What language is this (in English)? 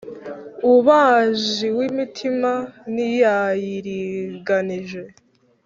Kinyarwanda